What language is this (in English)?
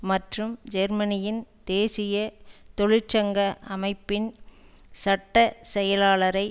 Tamil